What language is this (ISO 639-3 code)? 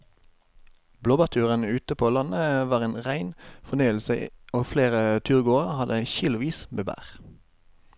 nor